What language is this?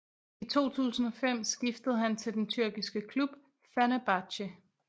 Danish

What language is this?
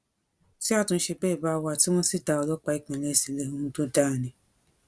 Yoruba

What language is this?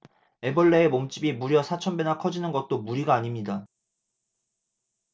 Korean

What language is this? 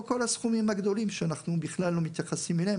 Hebrew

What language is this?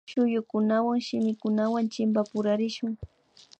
Imbabura Highland Quichua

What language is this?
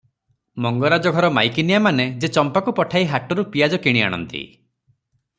Odia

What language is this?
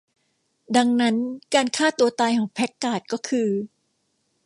Thai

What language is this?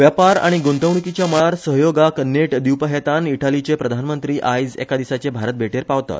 Konkani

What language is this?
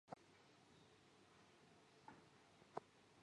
Chinese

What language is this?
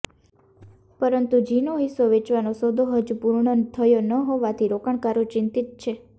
Gujarati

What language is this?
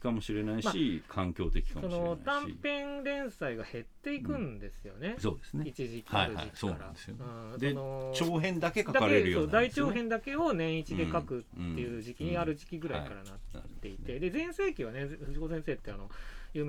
Japanese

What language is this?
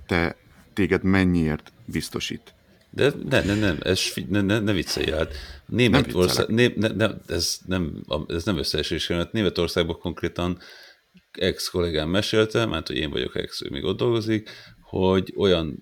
Hungarian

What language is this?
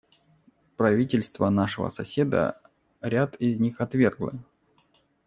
Russian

